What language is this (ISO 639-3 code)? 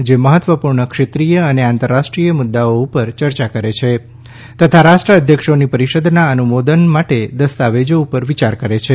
guj